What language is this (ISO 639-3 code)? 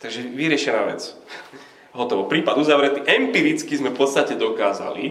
slk